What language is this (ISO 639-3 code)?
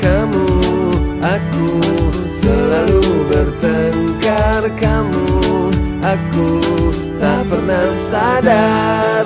ind